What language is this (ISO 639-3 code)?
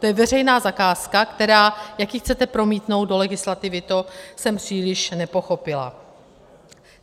ces